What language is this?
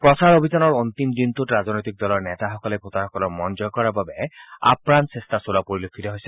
Assamese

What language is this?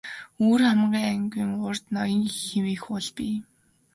Mongolian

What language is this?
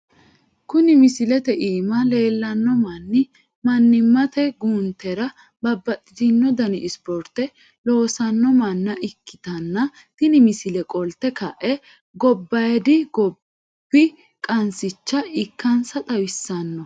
Sidamo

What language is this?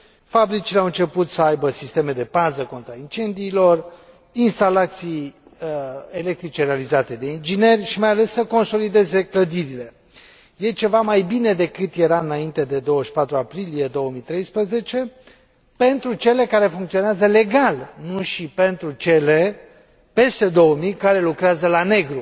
Romanian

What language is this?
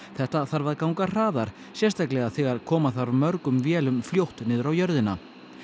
Icelandic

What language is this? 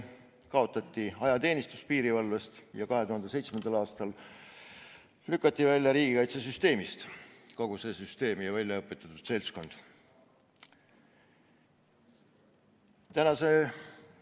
Estonian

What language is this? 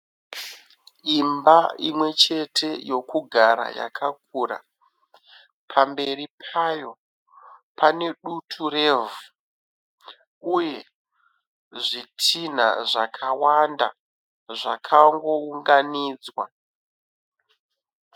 Shona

